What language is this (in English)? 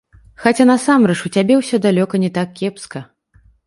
Belarusian